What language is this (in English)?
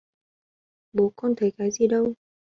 Vietnamese